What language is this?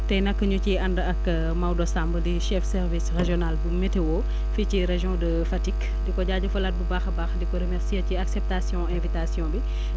Wolof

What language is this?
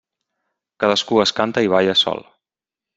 Catalan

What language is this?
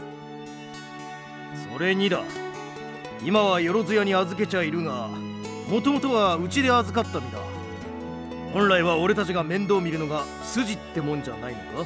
Japanese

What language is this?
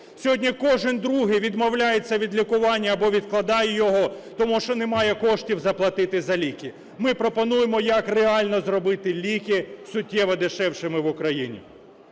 Ukrainian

